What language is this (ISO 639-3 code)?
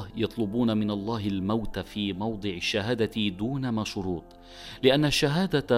ara